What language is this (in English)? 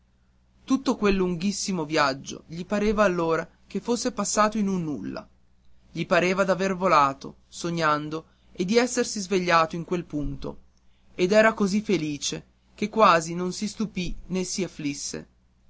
Italian